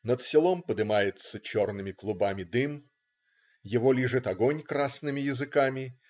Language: Russian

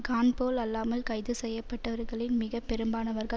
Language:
Tamil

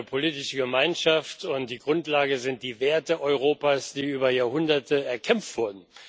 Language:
German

